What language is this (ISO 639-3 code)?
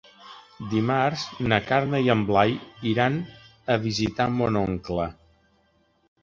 cat